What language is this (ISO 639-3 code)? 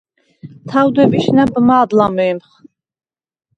sva